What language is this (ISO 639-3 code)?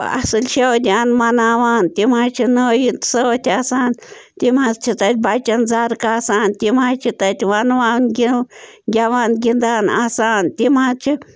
kas